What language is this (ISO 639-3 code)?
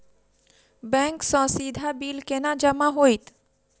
mai